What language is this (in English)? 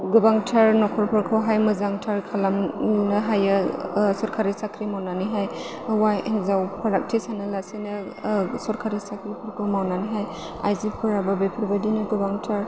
Bodo